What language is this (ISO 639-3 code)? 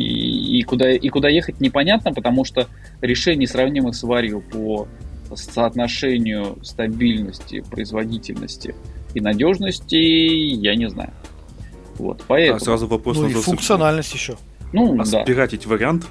rus